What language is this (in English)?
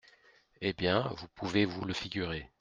French